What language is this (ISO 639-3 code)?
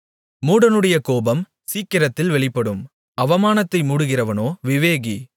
tam